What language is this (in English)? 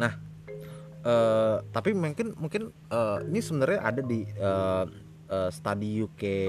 Indonesian